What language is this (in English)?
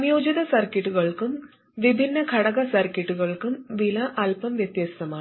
Malayalam